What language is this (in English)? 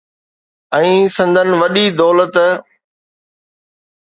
Sindhi